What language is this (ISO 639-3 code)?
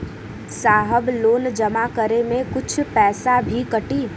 bho